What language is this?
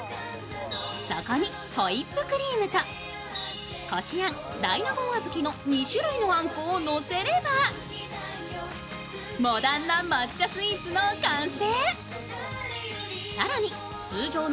Japanese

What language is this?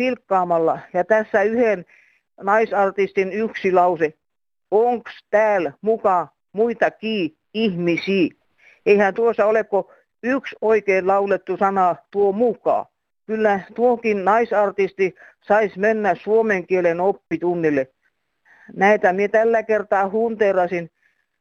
Finnish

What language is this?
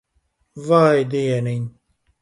Latvian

